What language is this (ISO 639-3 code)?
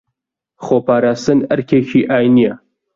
ckb